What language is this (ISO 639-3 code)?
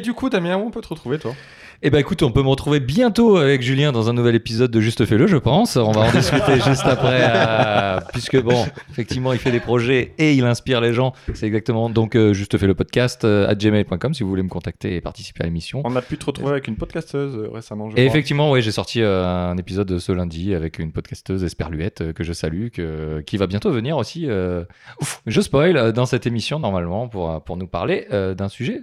fra